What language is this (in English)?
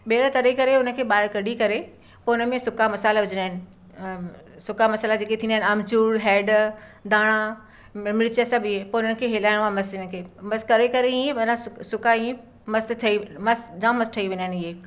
Sindhi